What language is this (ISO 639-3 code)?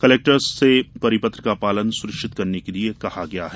hin